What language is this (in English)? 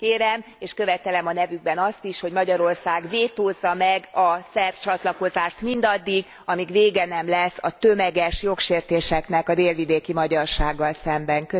Hungarian